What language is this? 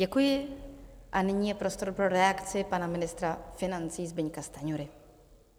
Czech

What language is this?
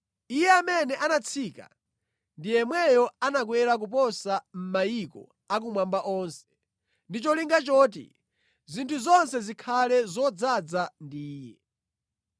Nyanja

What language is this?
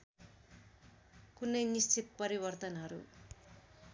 Nepali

